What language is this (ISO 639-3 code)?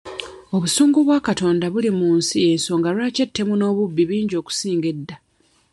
lug